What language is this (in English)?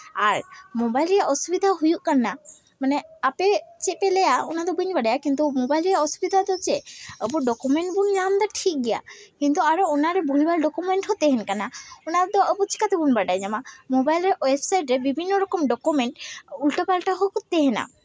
Santali